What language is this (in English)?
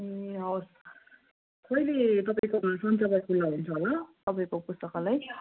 Nepali